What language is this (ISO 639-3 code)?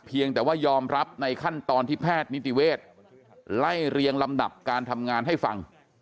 tha